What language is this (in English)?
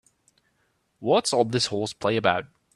English